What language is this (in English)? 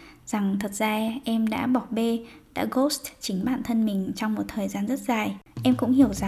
Vietnamese